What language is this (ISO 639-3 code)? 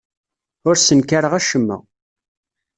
kab